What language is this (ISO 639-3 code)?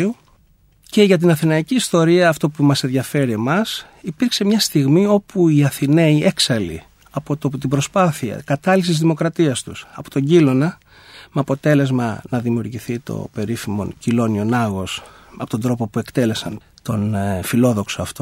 ell